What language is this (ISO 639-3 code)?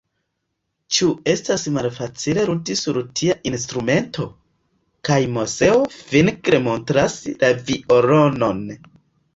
epo